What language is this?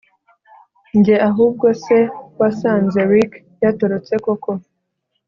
Kinyarwanda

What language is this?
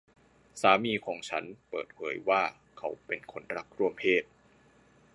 Thai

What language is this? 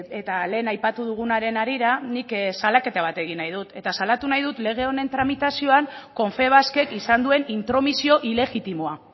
Basque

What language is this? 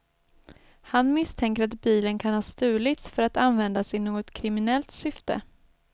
Swedish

